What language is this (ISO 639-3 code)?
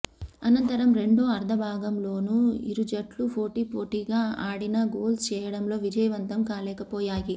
tel